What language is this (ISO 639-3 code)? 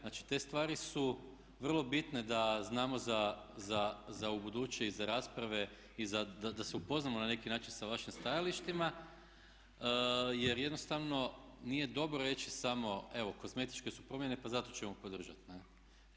hrv